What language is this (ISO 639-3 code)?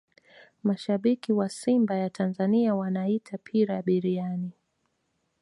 swa